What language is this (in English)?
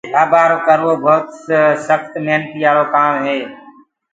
Gurgula